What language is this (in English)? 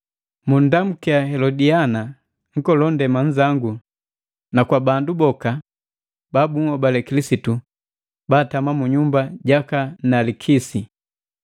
Matengo